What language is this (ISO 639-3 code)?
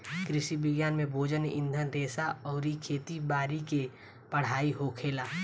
bho